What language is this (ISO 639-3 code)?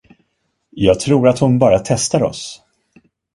swe